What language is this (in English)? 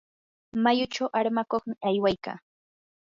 Yanahuanca Pasco Quechua